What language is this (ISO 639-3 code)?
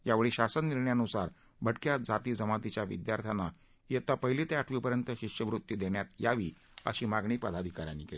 mar